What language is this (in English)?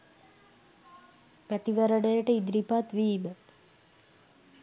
Sinhala